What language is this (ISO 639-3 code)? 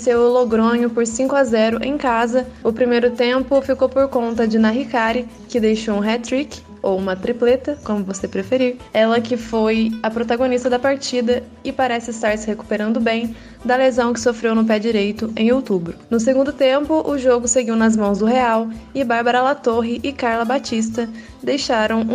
por